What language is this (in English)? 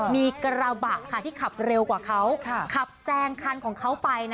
Thai